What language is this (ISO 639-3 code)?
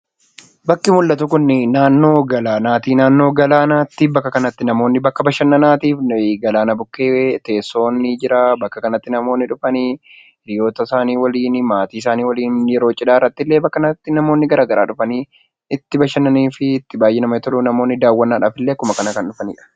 orm